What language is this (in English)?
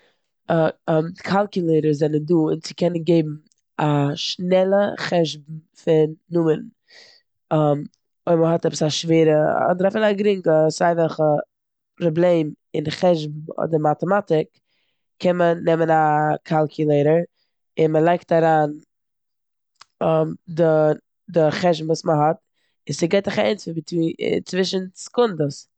Yiddish